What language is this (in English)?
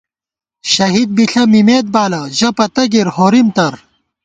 Gawar-Bati